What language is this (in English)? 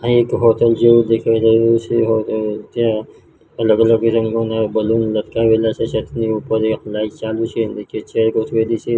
Gujarati